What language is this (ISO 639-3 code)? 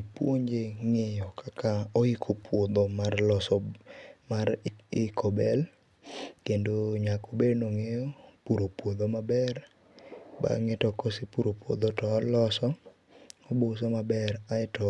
luo